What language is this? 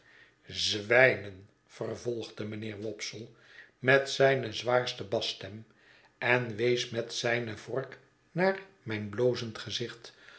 Dutch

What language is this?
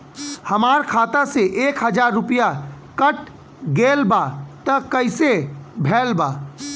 Bhojpuri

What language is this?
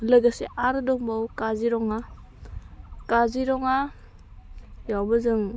Bodo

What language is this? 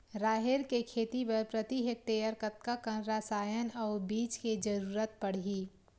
Chhattisgarhi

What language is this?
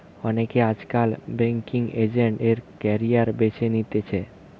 Bangla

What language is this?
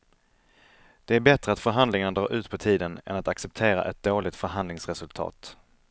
Swedish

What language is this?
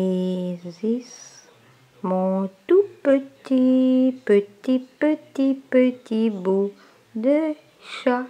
French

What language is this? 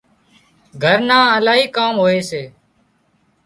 Wadiyara Koli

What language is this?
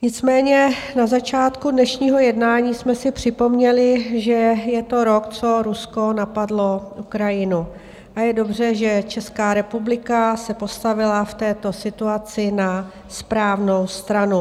Czech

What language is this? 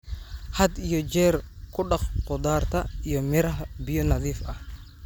Somali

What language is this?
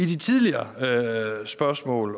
Danish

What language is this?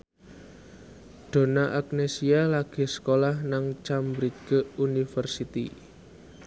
Javanese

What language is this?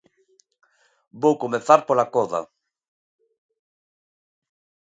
Galician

